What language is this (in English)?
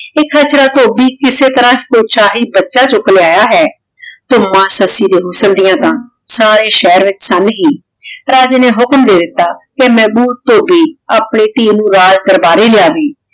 Punjabi